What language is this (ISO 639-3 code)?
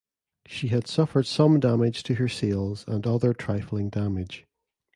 eng